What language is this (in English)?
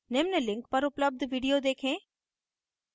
Hindi